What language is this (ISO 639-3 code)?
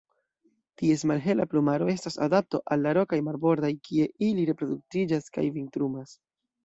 epo